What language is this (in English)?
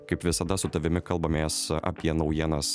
Lithuanian